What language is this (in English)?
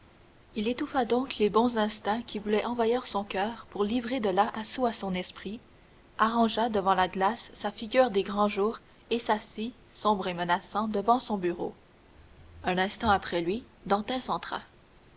French